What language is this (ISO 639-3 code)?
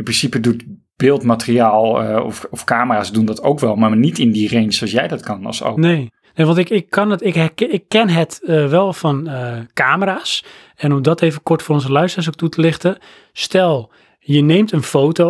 nld